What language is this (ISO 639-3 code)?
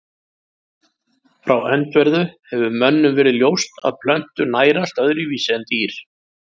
isl